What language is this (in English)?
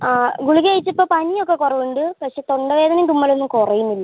Malayalam